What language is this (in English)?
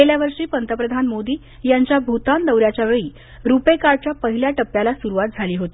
Marathi